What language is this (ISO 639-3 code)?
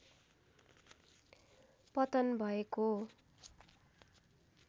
nep